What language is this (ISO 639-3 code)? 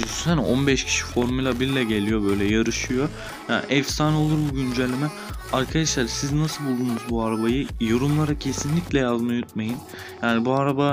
tur